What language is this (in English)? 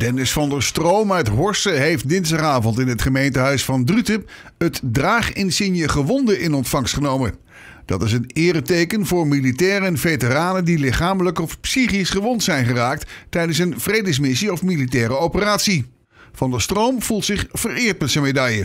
Dutch